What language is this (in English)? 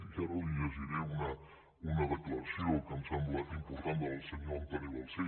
Catalan